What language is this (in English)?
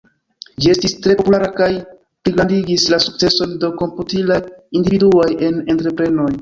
Esperanto